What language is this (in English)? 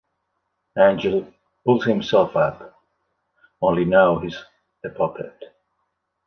English